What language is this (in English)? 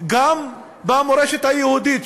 Hebrew